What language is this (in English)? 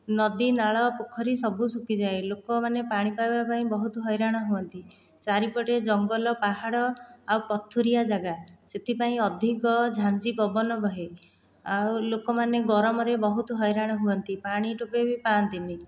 Odia